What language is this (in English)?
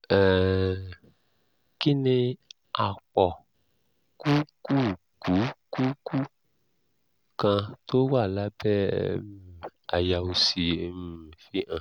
Yoruba